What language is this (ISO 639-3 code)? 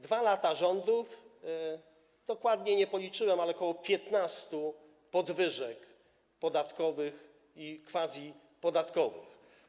pol